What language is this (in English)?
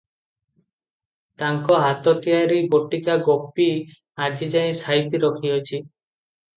Odia